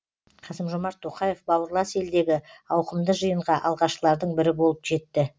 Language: Kazakh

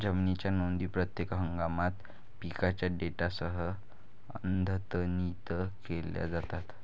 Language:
Marathi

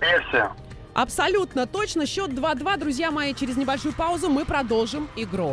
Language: Russian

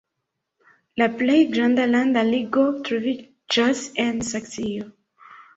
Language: Esperanto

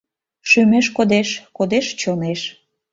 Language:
Mari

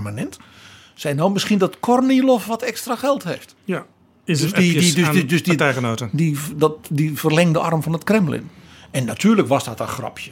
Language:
Dutch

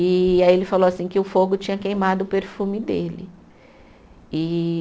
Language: Portuguese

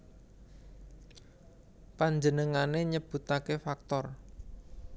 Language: Javanese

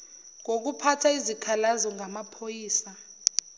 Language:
Zulu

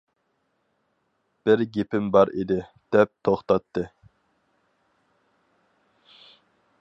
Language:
Uyghur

